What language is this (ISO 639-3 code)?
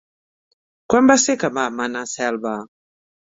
cat